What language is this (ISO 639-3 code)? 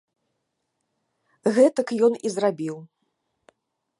bel